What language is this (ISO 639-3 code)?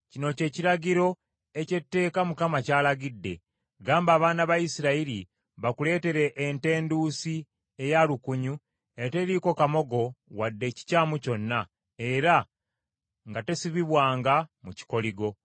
lug